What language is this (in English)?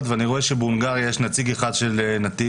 Hebrew